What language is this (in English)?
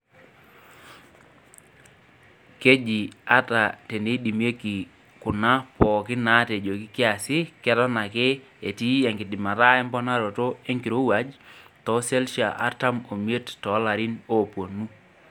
Masai